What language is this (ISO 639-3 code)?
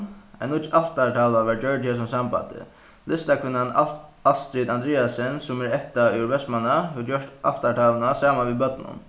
fao